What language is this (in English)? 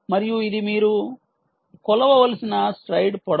Telugu